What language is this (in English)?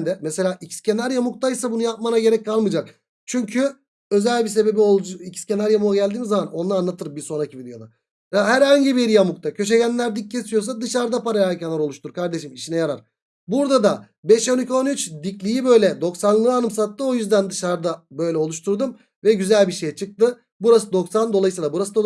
Turkish